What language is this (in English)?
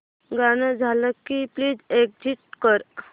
Marathi